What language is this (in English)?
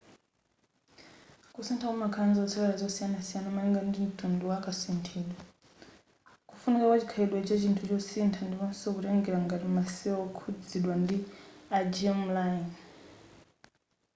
Nyanja